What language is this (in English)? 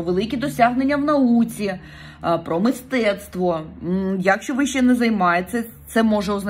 Ukrainian